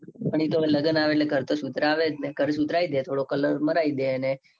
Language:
Gujarati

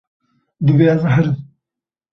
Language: Kurdish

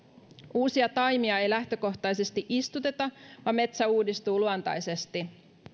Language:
Finnish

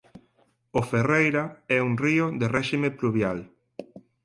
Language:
Galician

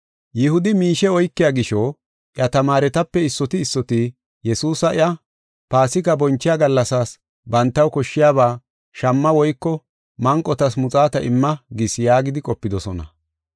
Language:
Gofa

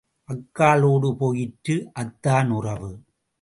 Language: Tamil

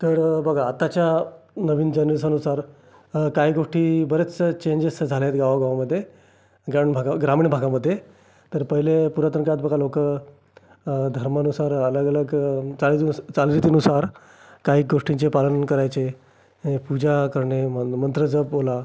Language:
Marathi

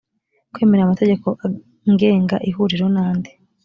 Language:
Kinyarwanda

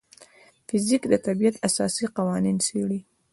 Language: Pashto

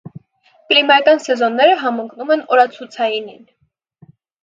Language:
Armenian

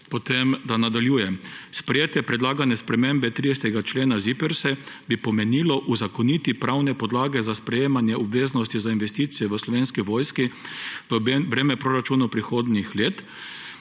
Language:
Slovenian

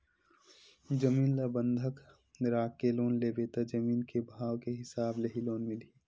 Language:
Chhattisgarhi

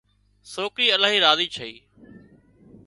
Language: Wadiyara Koli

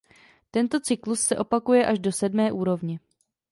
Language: Czech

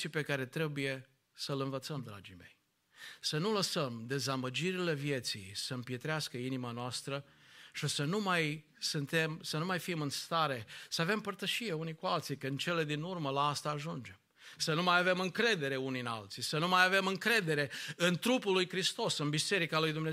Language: Romanian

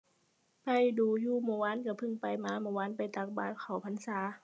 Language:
Thai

